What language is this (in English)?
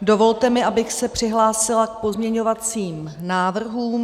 Czech